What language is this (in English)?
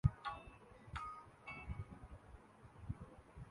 Urdu